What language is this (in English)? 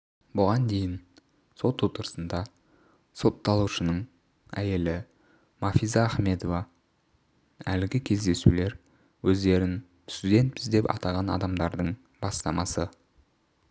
Kazakh